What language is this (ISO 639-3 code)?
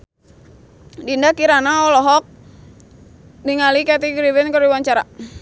sun